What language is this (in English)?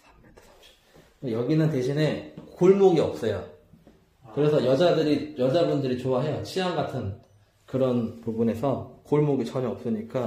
Korean